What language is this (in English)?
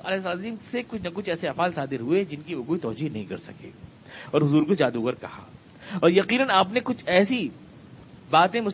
Urdu